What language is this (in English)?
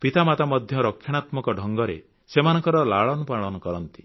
Odia